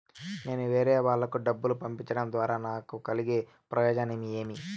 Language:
Telugu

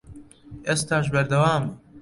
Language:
Central Kurdish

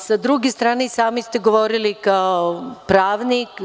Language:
Serbian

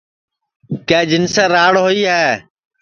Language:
Sansi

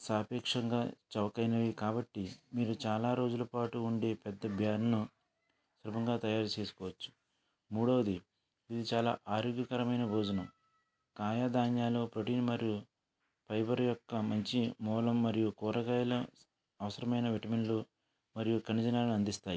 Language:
Telugu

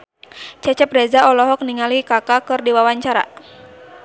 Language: Sundanese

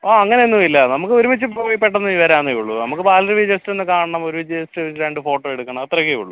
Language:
Malayalam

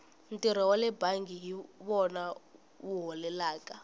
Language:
Tsonga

